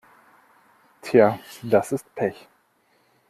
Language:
German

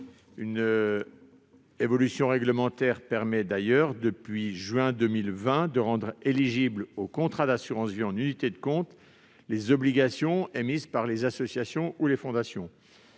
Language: French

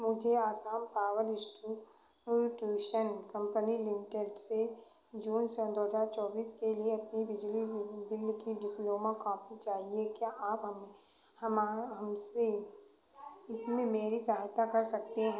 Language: Hindi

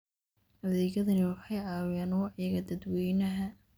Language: Somali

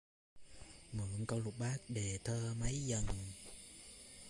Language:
Vietnamese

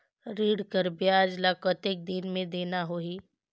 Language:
Chhattisgarhi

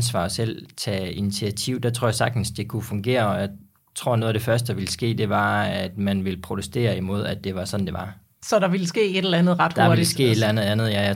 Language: Danish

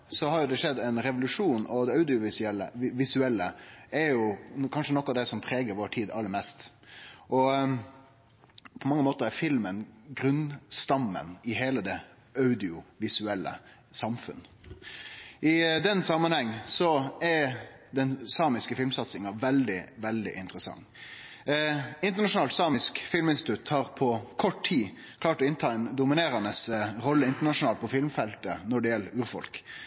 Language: Norwegian Nynorsk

